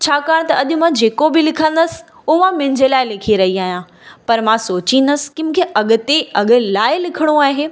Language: Sindhi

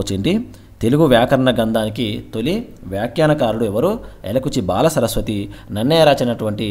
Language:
Indonesian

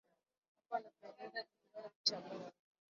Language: Swahili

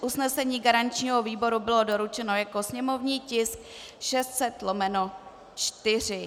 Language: Czech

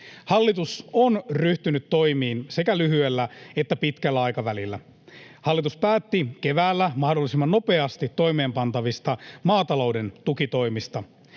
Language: Finnish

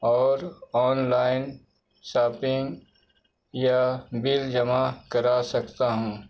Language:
Urdu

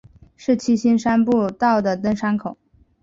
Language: Chinese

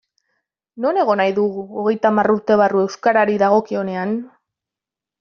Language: Basque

